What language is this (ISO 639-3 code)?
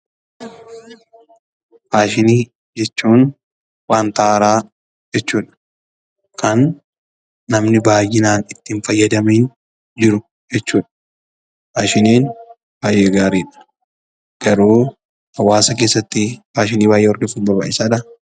orm